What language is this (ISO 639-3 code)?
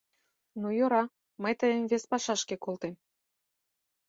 chm